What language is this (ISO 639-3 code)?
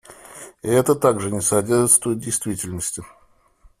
rus